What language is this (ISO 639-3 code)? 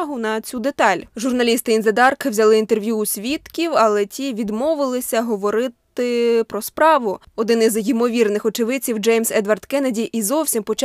ukr